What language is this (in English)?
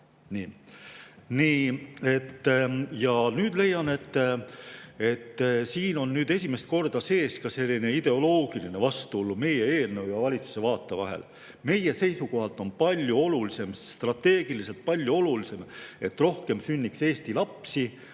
Estonian